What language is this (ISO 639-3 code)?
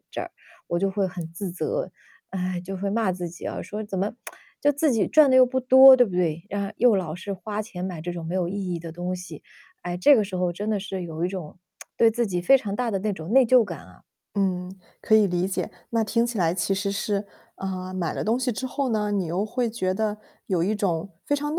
zho